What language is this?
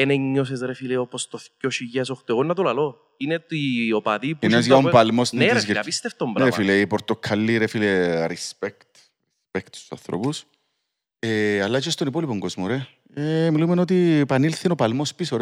Greek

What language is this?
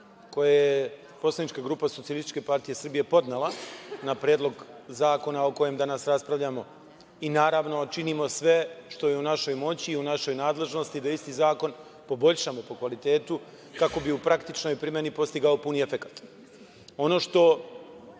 Serbian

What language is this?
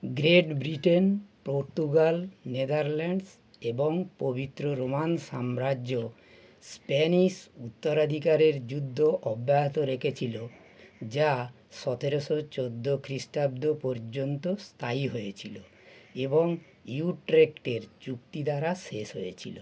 Bangla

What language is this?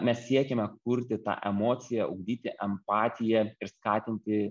Lithuanian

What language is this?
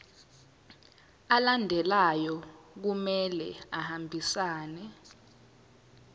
Zulu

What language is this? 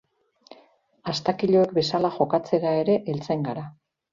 Basque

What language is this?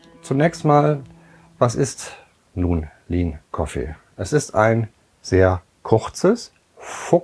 German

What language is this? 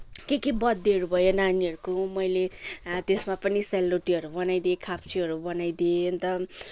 Nepali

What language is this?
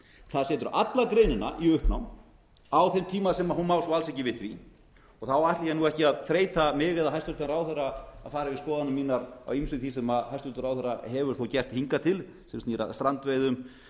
Icelandic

